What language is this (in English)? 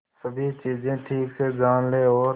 Hindi